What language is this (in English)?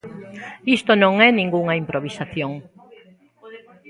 Galician